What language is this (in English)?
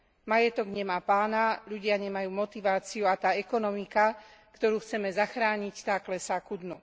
Slovak